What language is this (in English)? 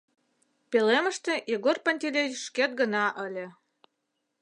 Mari